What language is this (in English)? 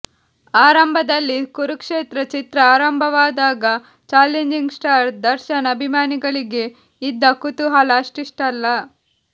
Kannada